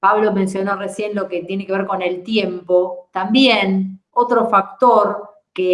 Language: Spanish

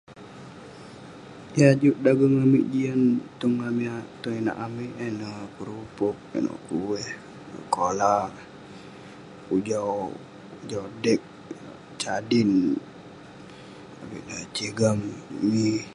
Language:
Western Penan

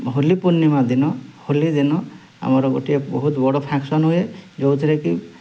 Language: Odia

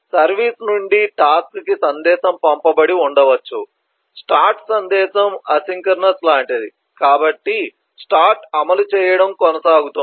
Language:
Telugu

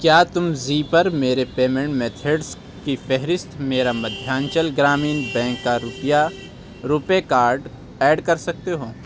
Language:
Urdu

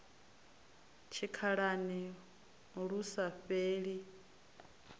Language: Venda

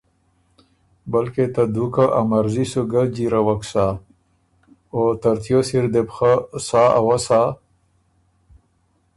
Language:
Ormuri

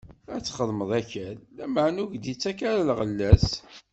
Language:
Kabyle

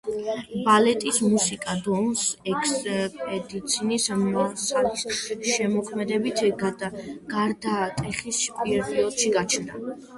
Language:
Georgian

